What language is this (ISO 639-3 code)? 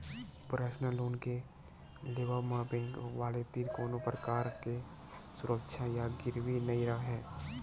hne